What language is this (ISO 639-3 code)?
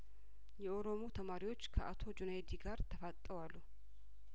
amh